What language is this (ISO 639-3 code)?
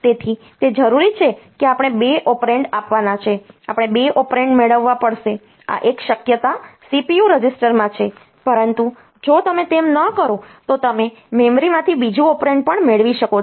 guj